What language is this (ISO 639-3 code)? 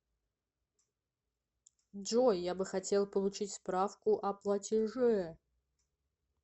rus